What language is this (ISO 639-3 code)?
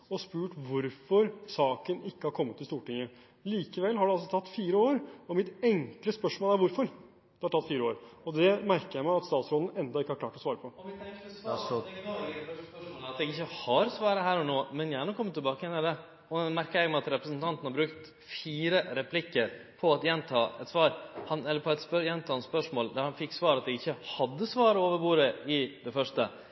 nor